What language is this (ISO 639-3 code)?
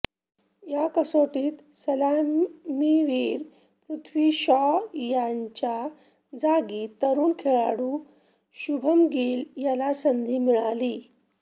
mar